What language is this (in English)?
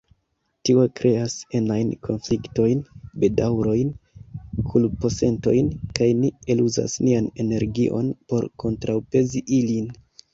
Esperanto